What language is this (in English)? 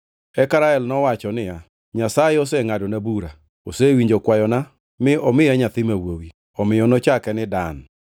Luo (Kenya and Tanzania)